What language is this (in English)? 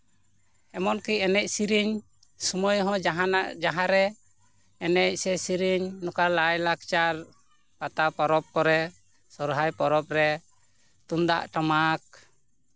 Santali